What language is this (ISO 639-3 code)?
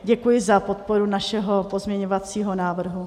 ces